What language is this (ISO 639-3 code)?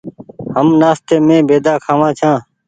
gig